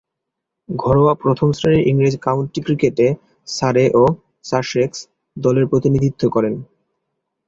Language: Bangla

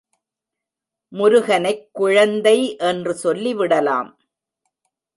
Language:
Tamil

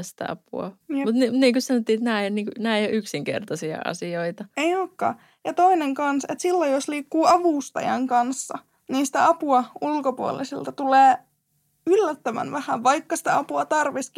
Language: Finnish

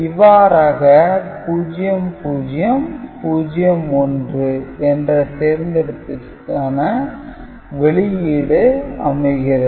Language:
Tamil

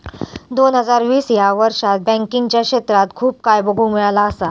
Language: Marathi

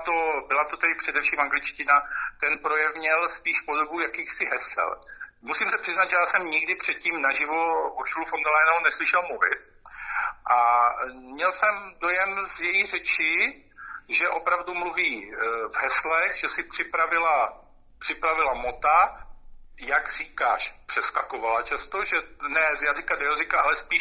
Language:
Czech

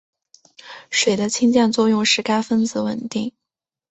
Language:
Chinese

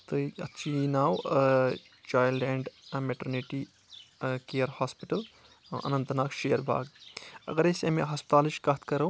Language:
Kashmiri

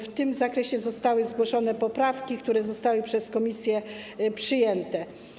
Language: Polish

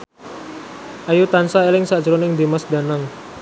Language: Javanese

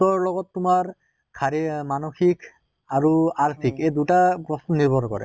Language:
Assamese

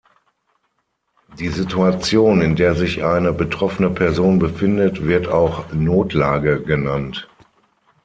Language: German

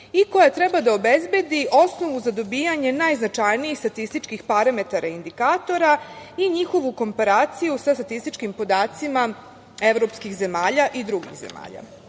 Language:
Serbian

